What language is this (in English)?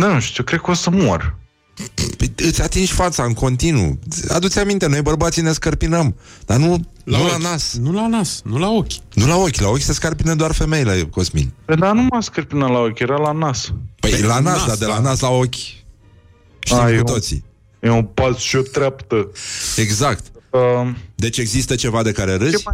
Romanian